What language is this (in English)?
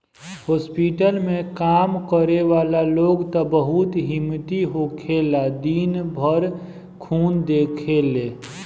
Bhojpuri